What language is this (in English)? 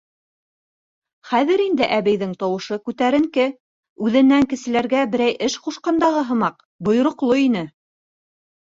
Bashkir